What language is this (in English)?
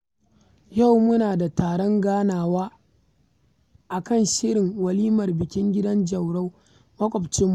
Hausa